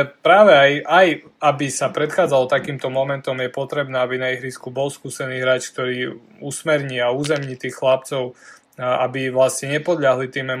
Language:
Slovak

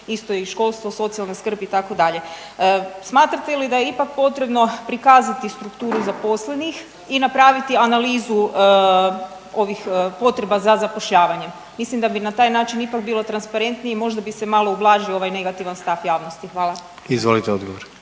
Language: Croatian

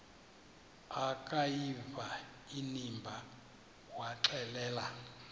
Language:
Xhosa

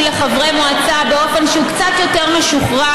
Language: Hebrew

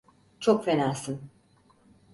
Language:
Turkish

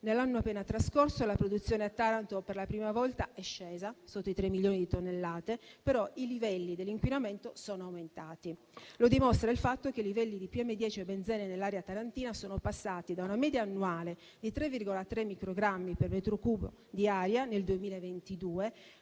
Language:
Italian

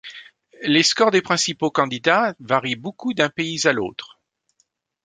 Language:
French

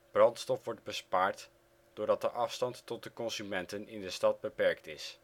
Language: Dutch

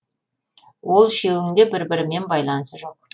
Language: Kazakh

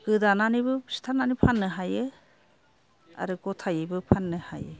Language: Bodo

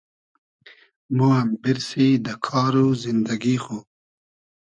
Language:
Hazaragi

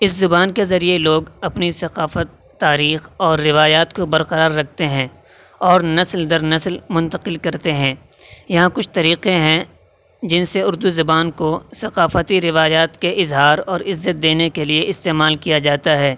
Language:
Urdu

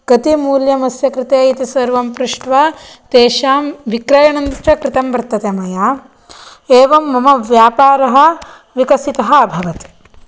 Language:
Sanskrit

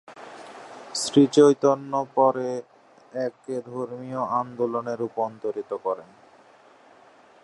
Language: Bangla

